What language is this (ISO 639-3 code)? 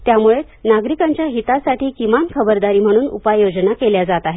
mar